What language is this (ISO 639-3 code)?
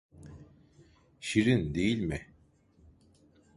tur